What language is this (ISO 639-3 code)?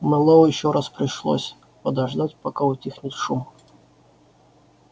rus